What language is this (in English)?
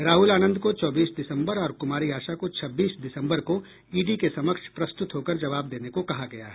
Hindi